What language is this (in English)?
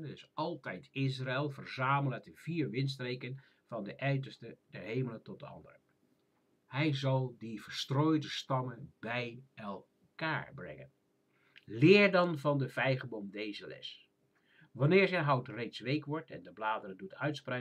Dutch